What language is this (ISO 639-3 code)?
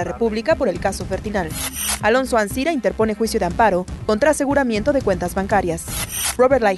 spa